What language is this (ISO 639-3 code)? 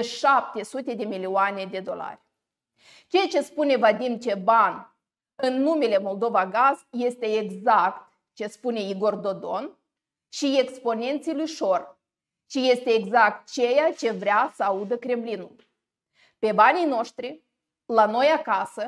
ron